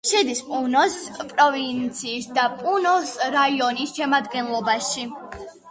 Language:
Georgian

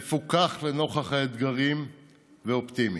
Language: Hebrew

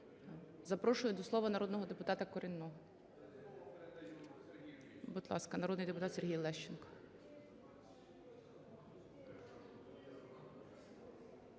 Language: Ukrainian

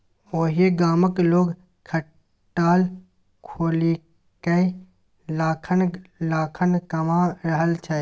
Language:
Maithili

